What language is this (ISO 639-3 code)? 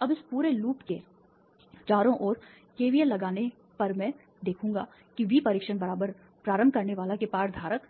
hin